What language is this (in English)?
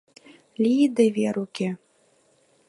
Mari